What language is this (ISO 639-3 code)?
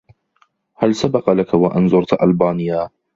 ara